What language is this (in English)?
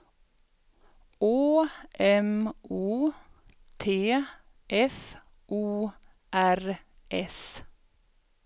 Swedish